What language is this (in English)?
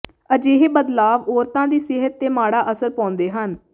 Punjabi